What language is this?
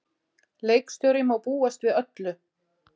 Icelandic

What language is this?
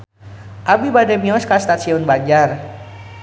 Sundanese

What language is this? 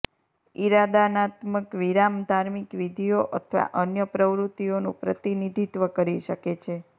Gujarati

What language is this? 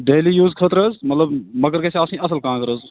Kashmiri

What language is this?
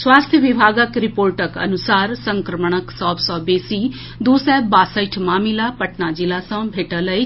Maithili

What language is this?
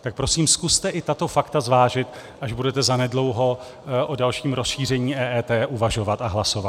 Czech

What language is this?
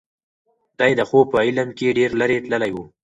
Pashto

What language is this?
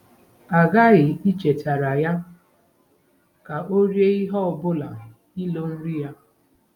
Igbo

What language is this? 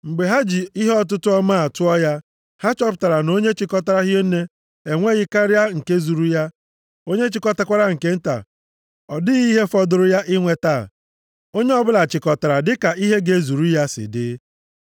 Igbo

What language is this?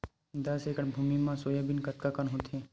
Chhattisgarhi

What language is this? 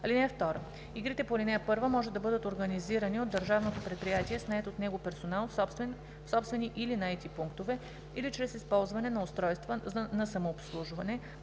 Bulgarian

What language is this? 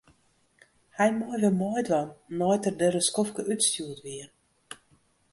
Western Frisian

